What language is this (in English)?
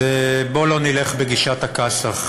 Hebrew